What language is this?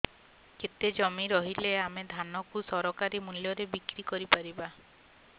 Odia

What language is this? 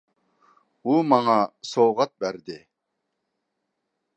Uyghur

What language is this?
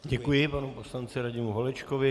Czech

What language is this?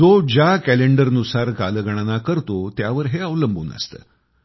Marathi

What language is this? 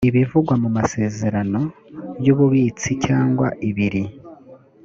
Kinyarwanda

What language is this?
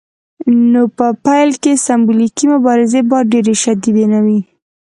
Pashto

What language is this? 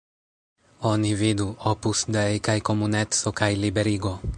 Esperanto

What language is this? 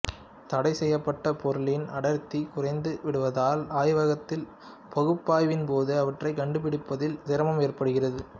Tamil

